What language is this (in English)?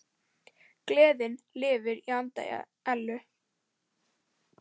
Icelandic